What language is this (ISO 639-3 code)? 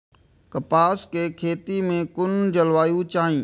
mai